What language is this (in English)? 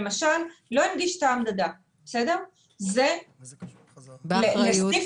Hebrew